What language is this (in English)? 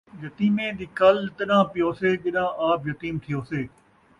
Saraiki